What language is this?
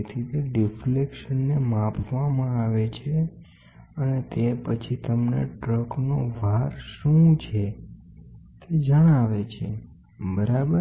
Gujarati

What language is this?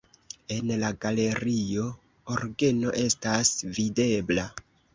Esperanto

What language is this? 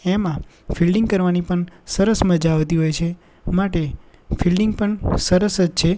Gujarati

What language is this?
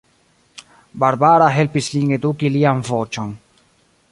Esperanto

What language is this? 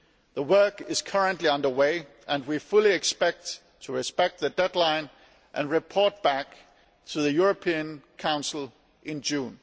English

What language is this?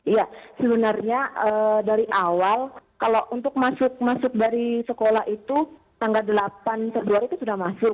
Indonesian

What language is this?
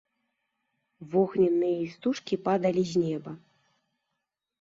Belarusian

